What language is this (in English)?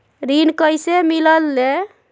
Magahi